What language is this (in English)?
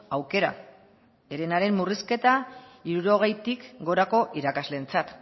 Basque